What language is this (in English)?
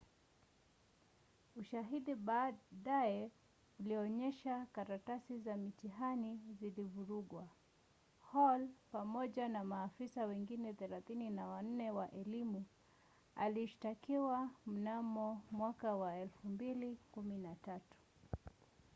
Swahili